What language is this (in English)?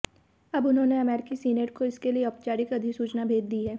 Hindi